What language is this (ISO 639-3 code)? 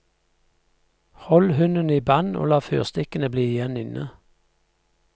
nor